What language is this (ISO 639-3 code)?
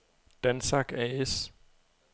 dan